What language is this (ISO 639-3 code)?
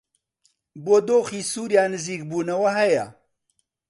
ckb